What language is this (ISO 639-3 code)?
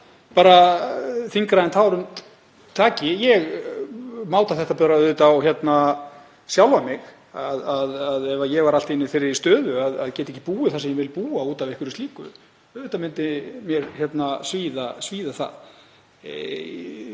isl